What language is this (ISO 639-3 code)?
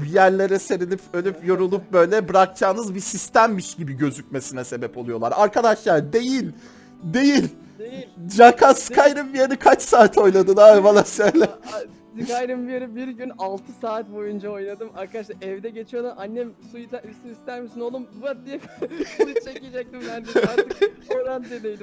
tur